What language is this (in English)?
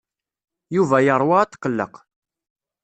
Kabyle